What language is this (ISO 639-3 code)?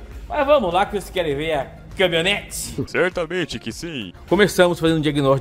por